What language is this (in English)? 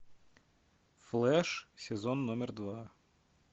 Russian